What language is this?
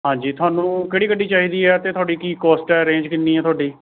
Punjabi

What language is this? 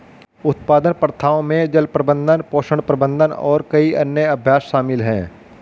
Hindi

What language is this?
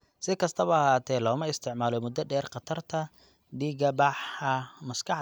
Somali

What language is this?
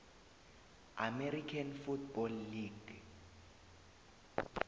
South Ndebele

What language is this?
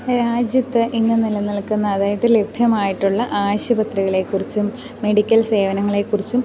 Malayalam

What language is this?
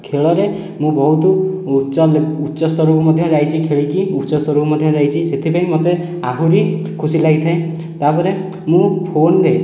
Odia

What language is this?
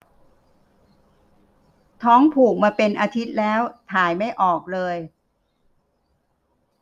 Thai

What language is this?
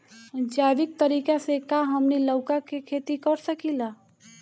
Bhojpuri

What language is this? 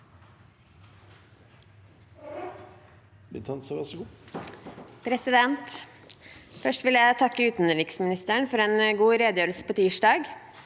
Norwegian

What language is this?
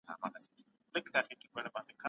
Pashto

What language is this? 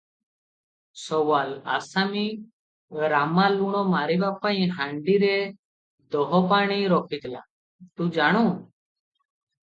Odia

